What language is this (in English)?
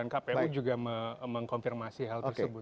Indonesian